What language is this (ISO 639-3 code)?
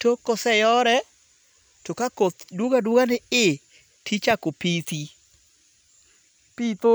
luo